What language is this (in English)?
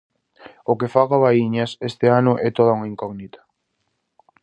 Galician